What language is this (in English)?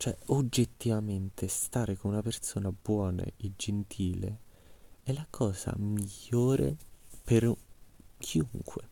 Italian